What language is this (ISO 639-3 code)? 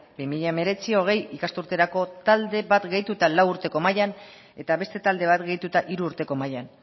eus